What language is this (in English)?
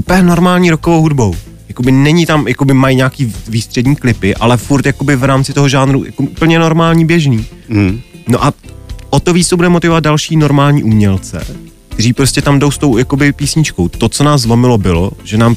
Czech